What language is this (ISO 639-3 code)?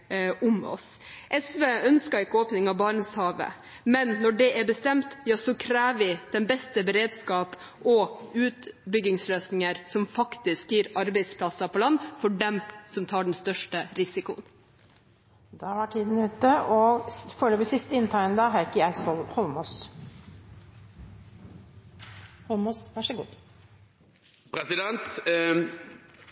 nob